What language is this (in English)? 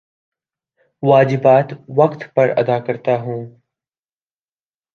Urdu